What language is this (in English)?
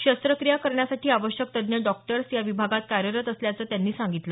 Marathi